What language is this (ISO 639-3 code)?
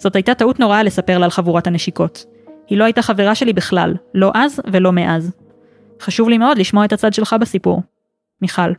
heb